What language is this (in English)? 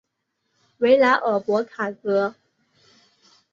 Chinese